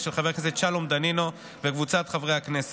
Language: Hebrew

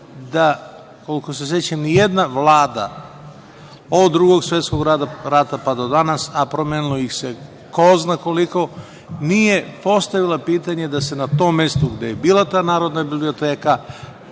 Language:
Serbian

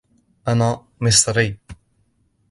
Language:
Arabic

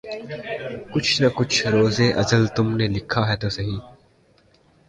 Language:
Urdu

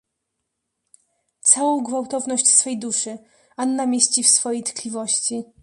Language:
Polish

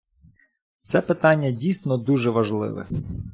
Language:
Ukrainian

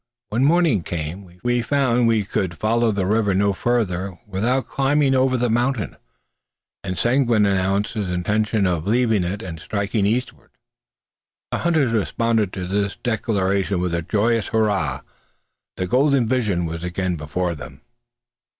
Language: English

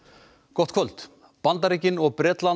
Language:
Icelandic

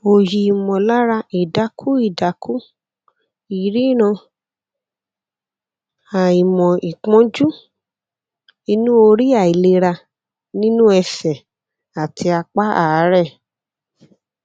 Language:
Yoruba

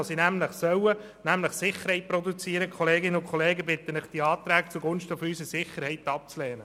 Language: Swiss German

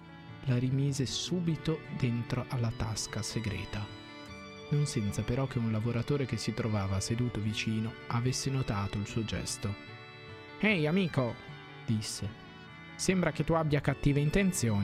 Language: Italian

